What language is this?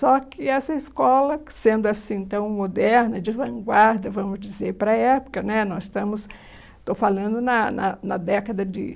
Portuguese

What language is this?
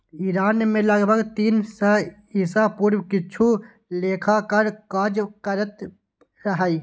Maithili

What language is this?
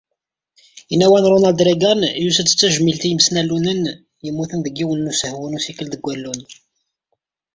Kabyle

